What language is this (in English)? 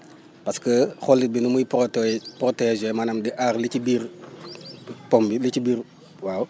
Wolof